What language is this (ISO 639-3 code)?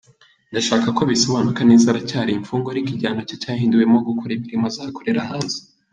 kin